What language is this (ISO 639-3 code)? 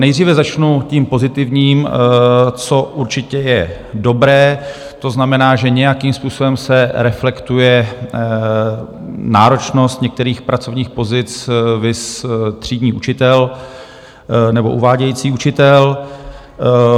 ces